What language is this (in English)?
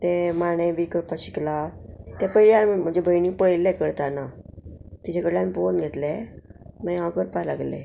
Konkani